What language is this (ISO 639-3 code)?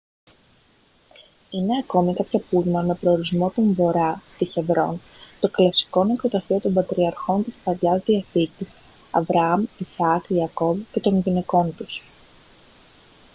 ell